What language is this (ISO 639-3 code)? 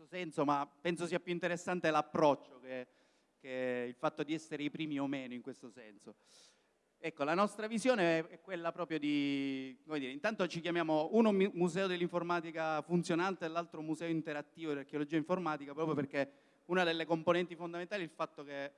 ita